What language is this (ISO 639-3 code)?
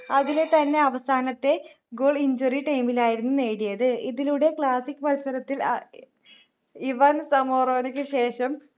mal